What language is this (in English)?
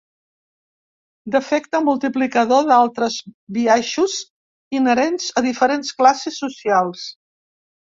Catalan